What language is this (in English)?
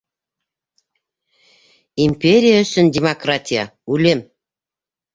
Bashkir